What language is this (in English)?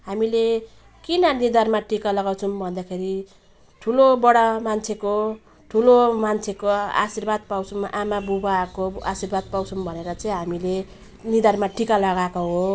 Nepali